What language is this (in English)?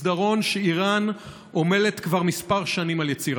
Hebrew